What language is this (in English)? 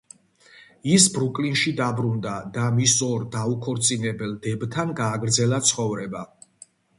Georgian